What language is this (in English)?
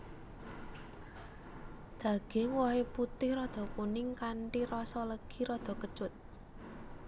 Javanese